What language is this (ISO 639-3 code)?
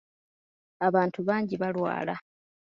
lug